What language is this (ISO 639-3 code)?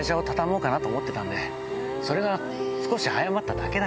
jpn